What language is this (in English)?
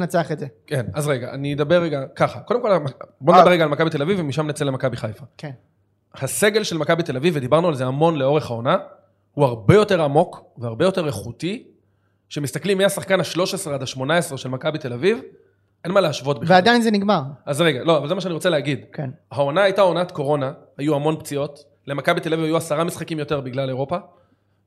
Hebrew